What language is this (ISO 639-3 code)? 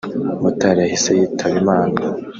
kin